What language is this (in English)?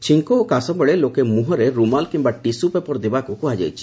Odia